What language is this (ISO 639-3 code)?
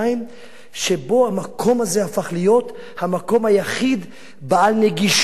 heb